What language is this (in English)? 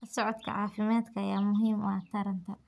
Somali